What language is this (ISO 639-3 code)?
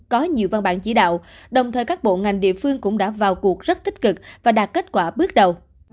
vie